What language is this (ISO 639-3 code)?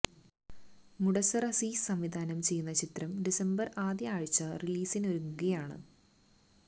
mal